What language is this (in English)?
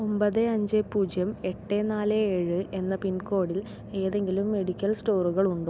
Malayalam